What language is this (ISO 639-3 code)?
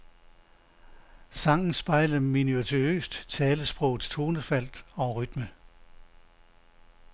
dan